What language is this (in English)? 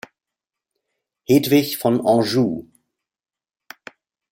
German